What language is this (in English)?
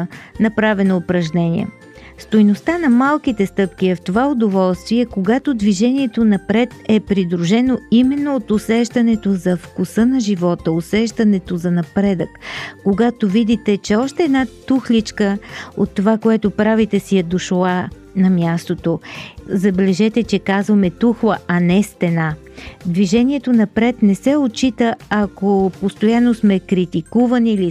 Bulgarian